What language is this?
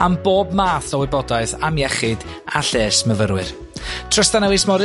Welsh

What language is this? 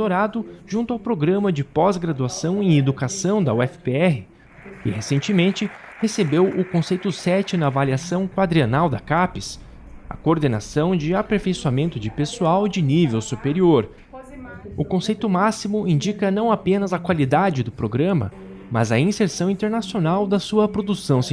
Portuguese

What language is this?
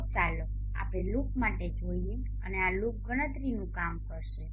Gujarati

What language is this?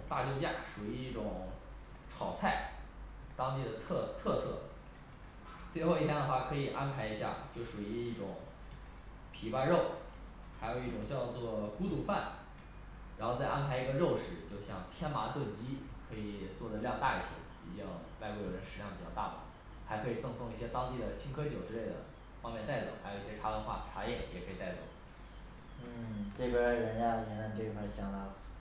Chinese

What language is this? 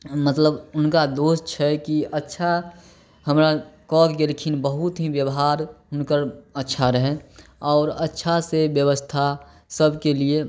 Maithili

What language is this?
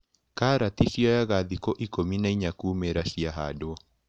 Kikuyu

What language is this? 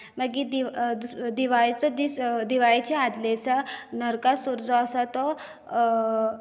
Konkani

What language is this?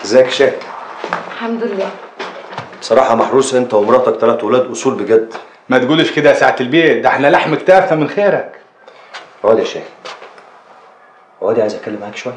Arabic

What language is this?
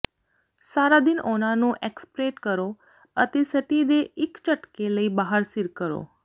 Punjabi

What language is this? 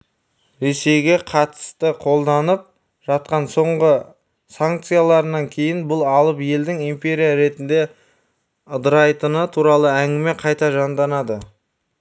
Kazakh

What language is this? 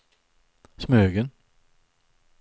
Swedish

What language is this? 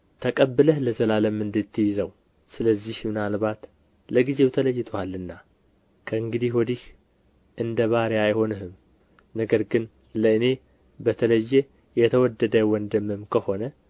Amharic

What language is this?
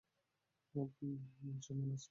Bangla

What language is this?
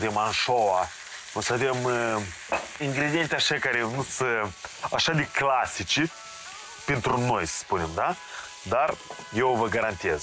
Romanian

